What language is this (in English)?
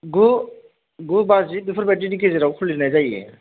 Bodo